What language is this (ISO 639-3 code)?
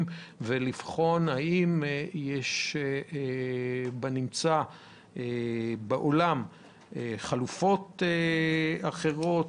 heb